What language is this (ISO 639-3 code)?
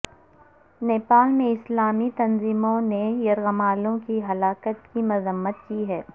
urd